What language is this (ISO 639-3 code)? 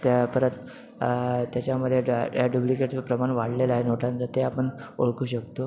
mar